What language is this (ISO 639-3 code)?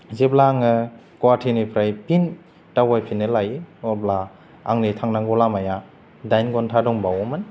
brx